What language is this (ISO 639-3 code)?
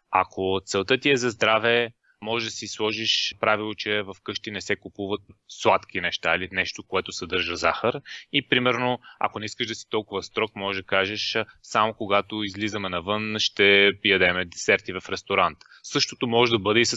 bul